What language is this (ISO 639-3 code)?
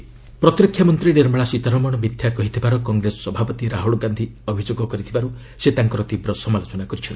ori